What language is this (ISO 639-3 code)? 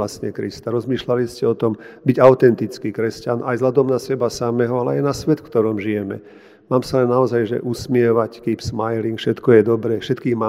slk